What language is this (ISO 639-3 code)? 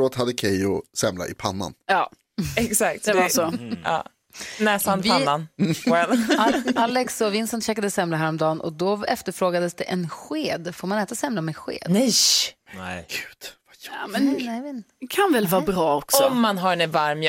swe